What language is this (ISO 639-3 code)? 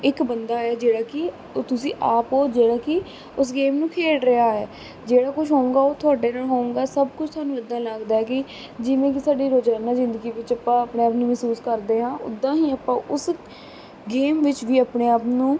pan